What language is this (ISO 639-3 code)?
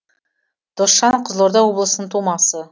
kaz